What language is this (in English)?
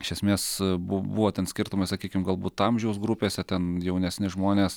Lithuanian